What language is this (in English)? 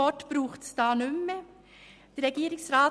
Swiss German